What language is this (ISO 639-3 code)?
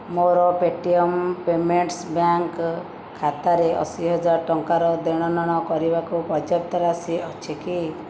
ori